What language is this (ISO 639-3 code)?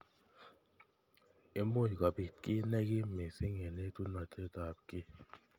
kln